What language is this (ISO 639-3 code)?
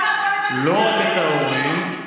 heb